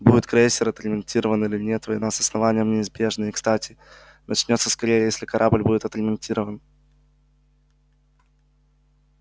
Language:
Russian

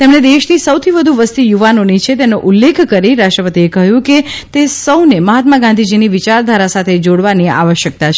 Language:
Gujarati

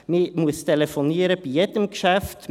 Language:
Swiss German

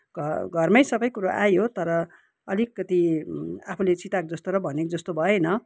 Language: Nepali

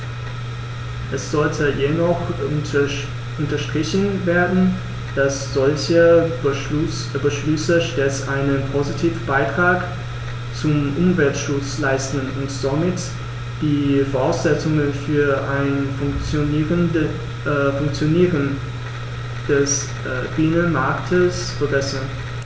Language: German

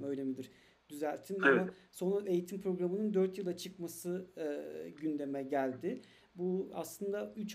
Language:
Turkish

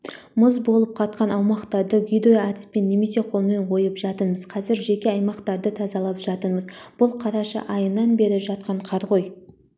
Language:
Kazakh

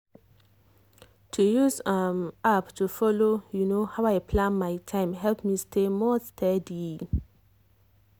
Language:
Nigerian Pidgin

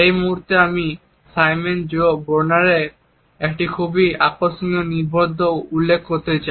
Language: Bangla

